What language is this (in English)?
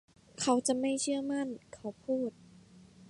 Thai